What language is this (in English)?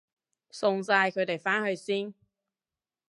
Cantonese